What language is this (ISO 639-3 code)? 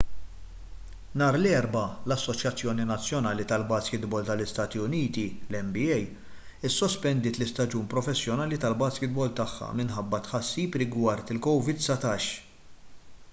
mlt